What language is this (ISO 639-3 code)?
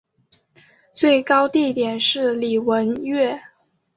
zho